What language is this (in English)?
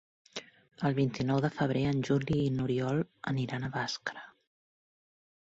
Catalan